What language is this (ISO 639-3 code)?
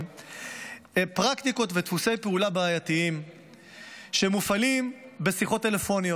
heb